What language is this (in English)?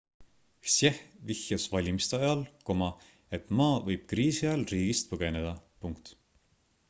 Estonian